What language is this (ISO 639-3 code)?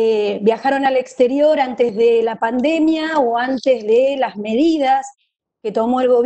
spa